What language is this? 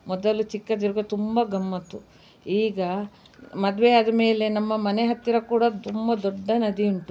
Kannada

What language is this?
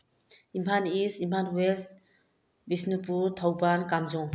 Manipuri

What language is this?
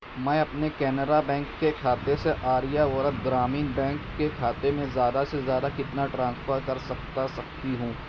Urdu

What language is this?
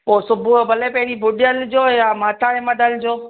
Sindhi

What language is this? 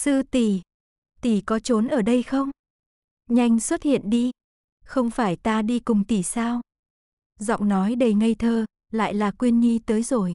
Vietnamese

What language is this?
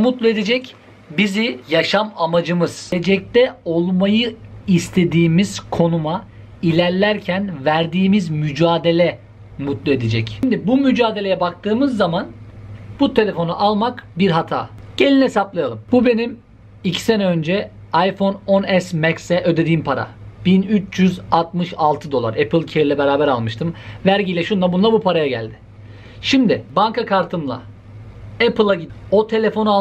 Turkish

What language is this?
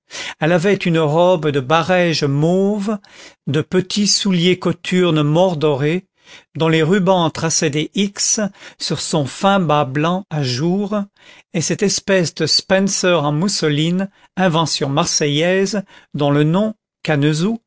French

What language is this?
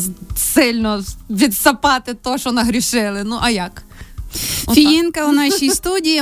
Ukrainian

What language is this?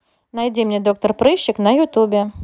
Russian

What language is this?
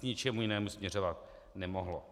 Czech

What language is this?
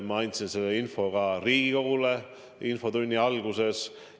Estonian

